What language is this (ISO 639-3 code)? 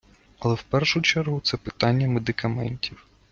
ukr